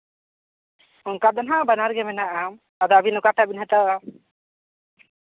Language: Santali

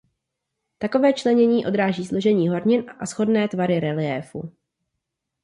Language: Czech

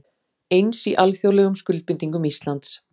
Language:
Icelandic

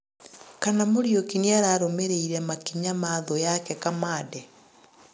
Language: Kikuyu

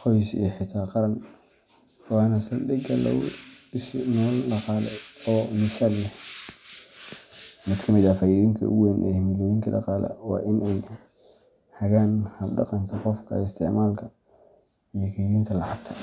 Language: Somali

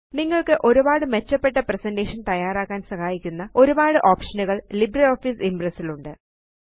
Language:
Malayalam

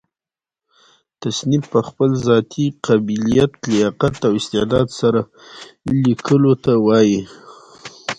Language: Pashto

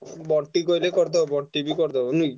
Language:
Odia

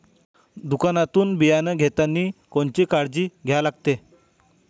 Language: Marathi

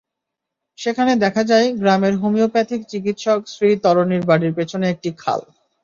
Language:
Bangla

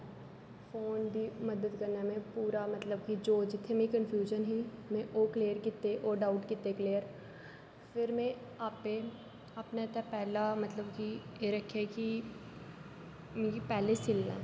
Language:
Dogri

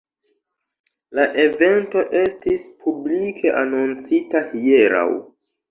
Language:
Esperanto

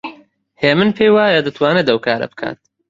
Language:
Central Kurdish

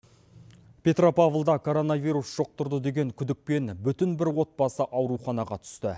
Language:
Kazakh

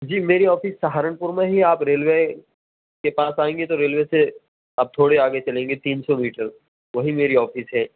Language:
Urdu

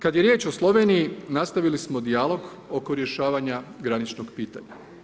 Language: Croatian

